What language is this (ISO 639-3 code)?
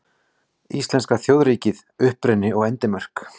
isl